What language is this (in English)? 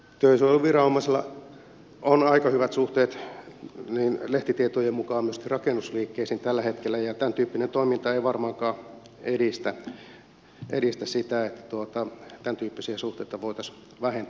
Finnish